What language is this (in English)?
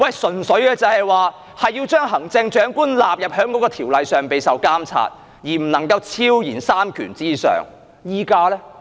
Cantonese